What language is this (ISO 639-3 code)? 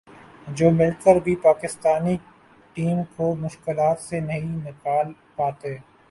urd